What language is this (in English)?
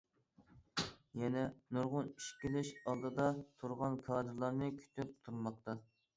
Uyghur